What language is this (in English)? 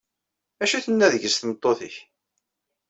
Kabyle